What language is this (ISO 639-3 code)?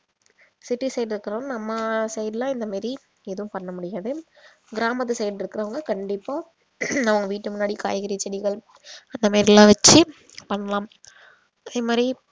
tam